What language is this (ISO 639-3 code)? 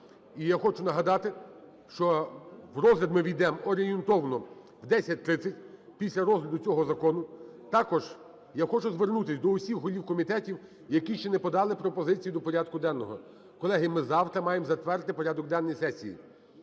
ukr